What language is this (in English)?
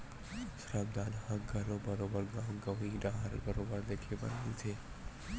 Chhattisgarhi